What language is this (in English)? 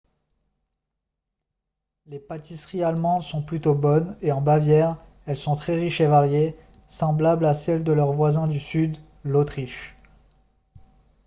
French